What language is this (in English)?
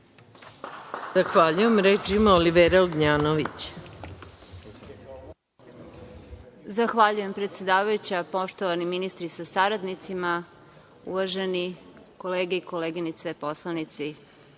Serbian